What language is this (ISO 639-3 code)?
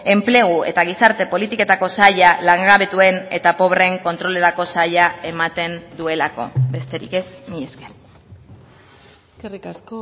eus